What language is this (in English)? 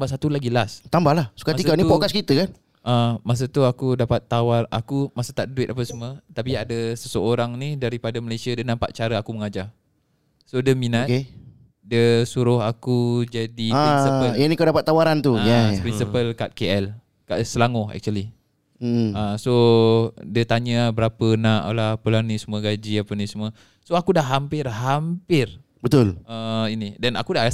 Malay